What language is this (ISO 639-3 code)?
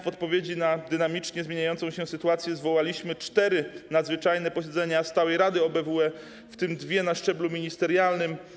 pol